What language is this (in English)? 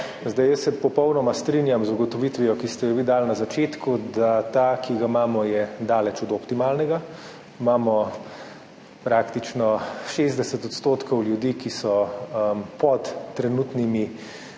Slovenian